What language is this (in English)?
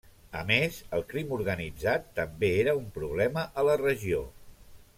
Catalan